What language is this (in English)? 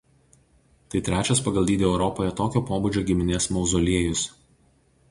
Lithuanian